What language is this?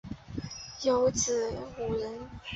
Chinese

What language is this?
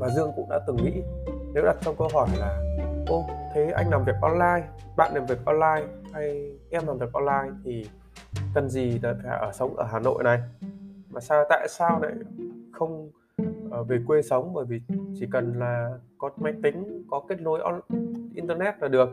Vietnamese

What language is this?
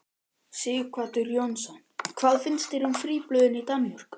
Icelandic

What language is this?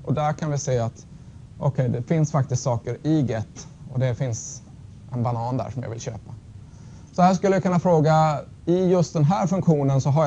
Swedish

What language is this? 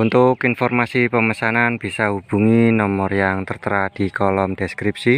Indonesian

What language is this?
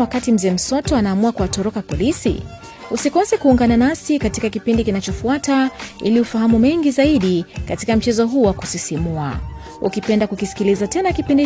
Swahili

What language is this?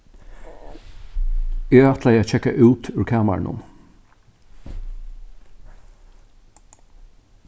Faroese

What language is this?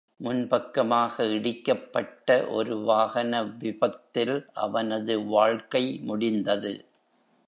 Tamil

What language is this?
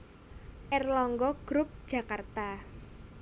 Javanese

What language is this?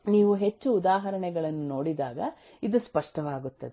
Kannada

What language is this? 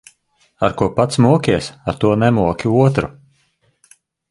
Latvian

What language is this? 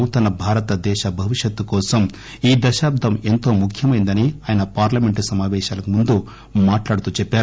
Telugu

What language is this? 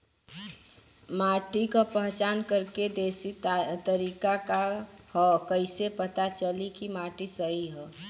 Bhojpuri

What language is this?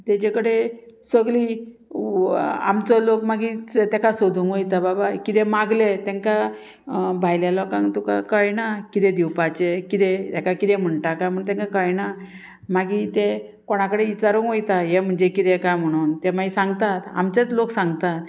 Konkani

